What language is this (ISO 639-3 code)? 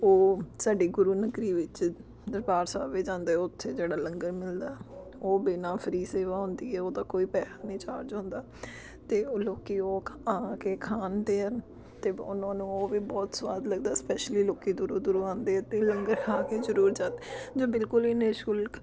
pan